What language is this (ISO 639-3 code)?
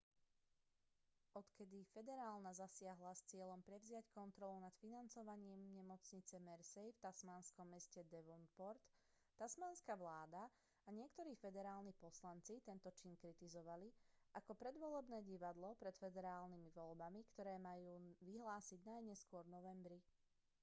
slk